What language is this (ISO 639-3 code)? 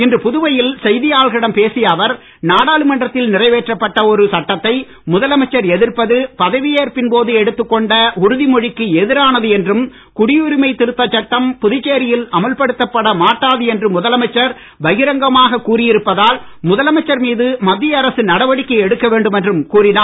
tam